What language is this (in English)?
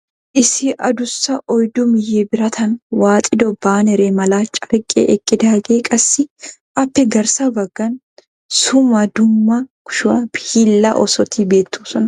Wolaytta